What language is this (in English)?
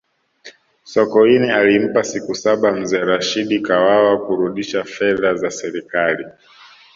Swahili